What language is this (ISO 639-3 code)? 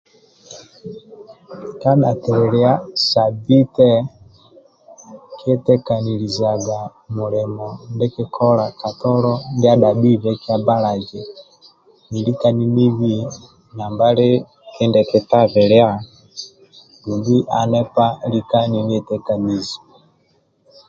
rwm